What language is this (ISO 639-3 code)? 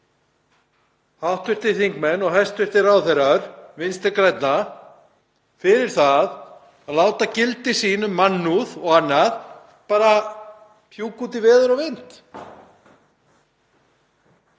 isl